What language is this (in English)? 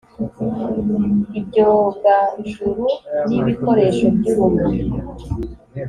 Kinyarwanda